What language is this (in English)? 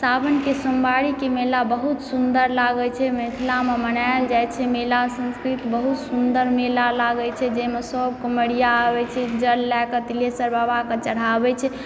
Maithili